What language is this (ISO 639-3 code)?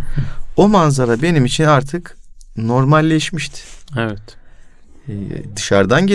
tur